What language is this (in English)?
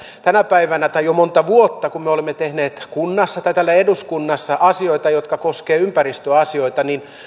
Finnish